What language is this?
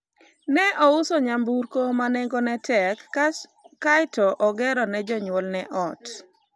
Luo (Kenya and Tanzania)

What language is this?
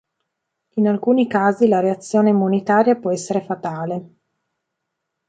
Italian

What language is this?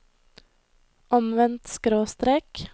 Norwegian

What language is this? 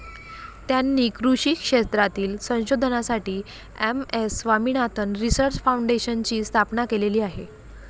Marathi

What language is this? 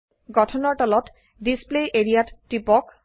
Assamese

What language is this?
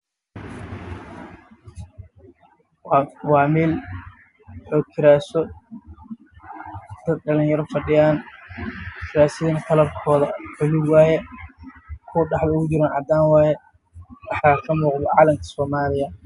Somali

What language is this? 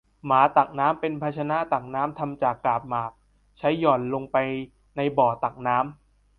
Thai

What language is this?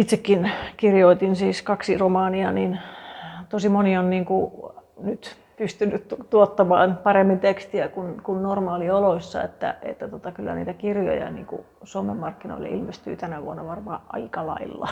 Finnish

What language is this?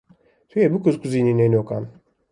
Kurdish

